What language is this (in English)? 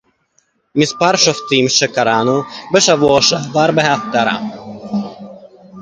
Hebrew